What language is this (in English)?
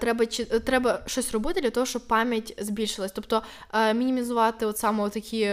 Ukrainian